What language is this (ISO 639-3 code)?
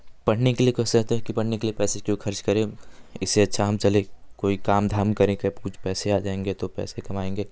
hin